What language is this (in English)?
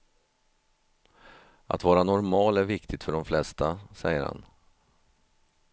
Swedish